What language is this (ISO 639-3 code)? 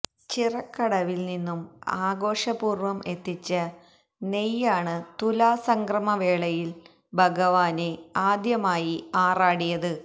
mal